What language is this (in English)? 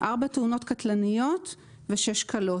Hebrew